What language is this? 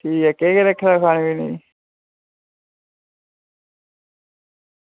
Dogri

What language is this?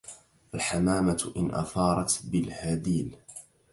Arabic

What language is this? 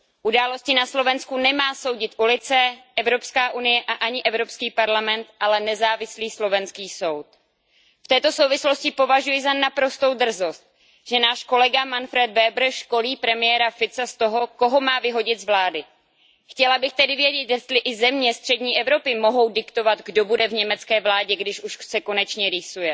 Czech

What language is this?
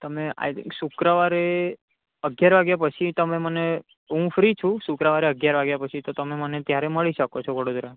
Gujarati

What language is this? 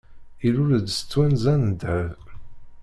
Kabyle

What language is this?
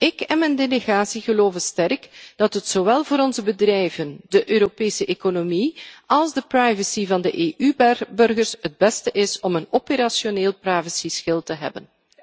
Dutch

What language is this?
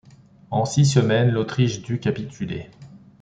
French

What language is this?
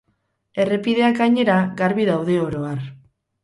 Basque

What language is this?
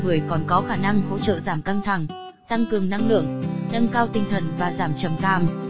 Vietnamese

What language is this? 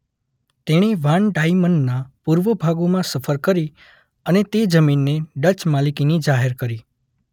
Gujarati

